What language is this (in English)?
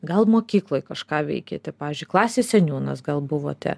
Lithuanian